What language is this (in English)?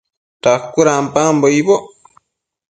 Matsés